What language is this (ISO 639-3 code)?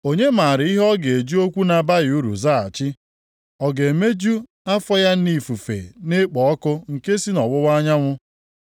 ibo